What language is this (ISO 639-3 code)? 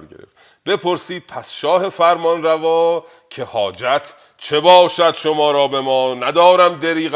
fas